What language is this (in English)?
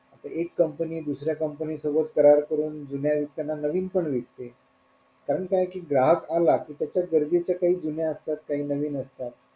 Marathi